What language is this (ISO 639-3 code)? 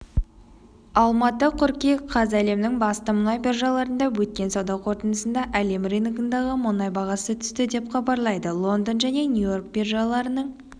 kaz